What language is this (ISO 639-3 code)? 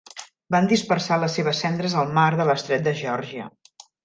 cat